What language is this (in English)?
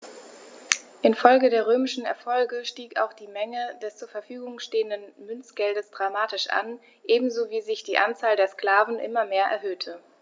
German